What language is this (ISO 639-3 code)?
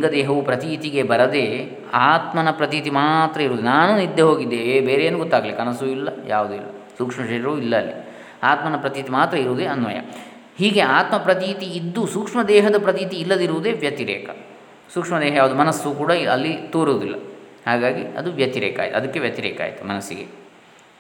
kan